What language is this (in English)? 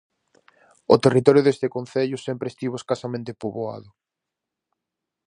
Galician